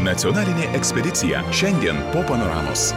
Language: Lithuanian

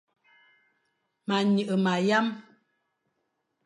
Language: Fang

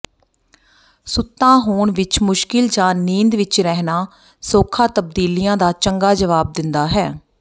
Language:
Punjabi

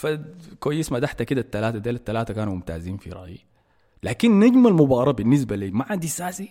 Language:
Arabic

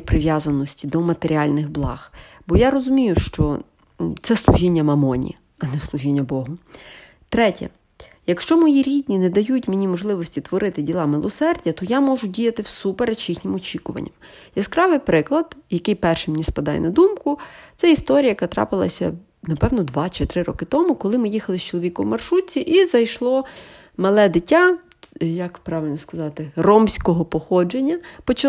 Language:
Ukrainian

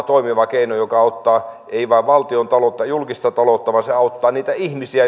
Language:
Finnish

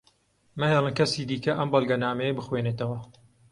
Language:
Central Kurdish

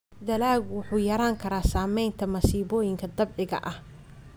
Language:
Somali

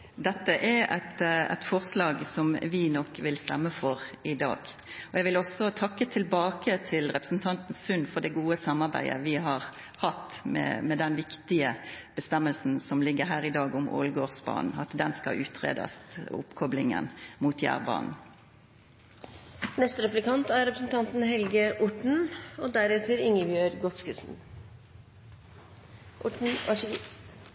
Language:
Norwegian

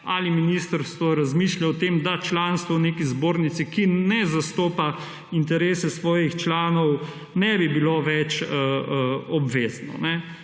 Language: Slovenian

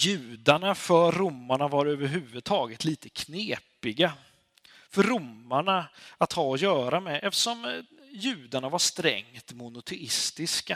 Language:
Swedish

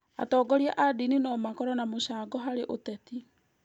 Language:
Kikuyu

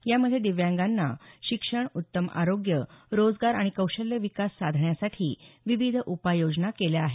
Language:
Marathi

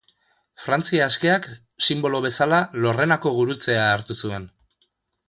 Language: Basque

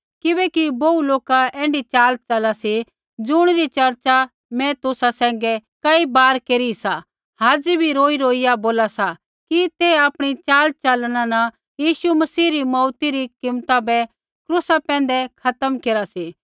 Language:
Kullu Pahari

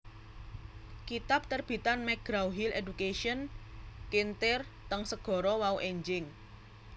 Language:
Javanese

